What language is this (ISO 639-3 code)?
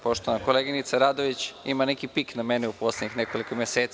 srp